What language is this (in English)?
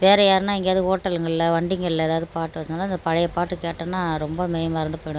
Tamil